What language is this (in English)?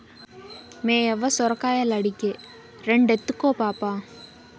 Telugu